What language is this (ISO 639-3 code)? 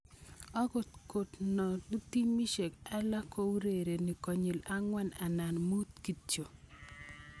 kln